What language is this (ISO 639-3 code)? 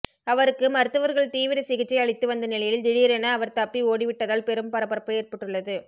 tam